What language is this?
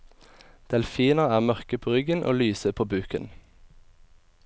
Norwegian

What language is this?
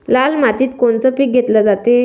Marathi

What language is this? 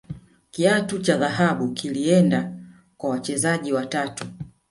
Swahili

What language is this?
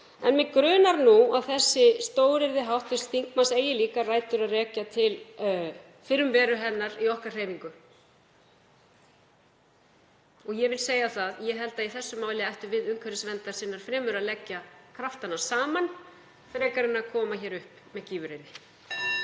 Icelandic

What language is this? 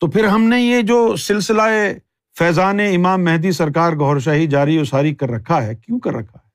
Urdu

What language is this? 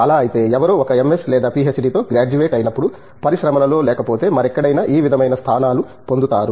Telugu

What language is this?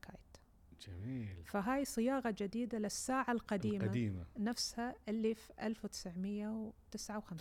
Arabic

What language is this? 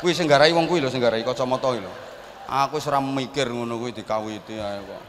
Indonesian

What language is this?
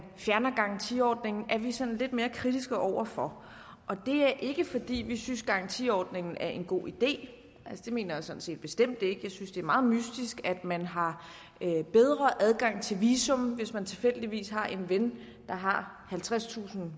Danish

